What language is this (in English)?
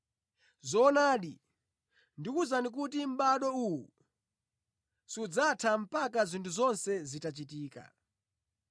Nyanja